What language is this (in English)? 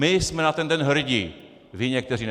Czech